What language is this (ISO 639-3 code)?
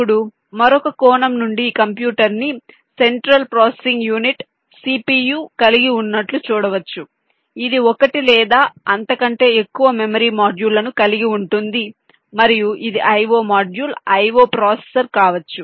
tel